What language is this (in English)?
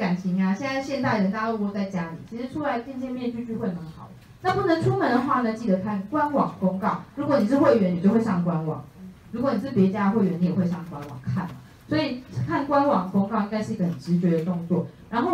Chinese